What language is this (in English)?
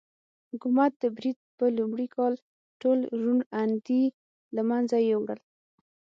Pashto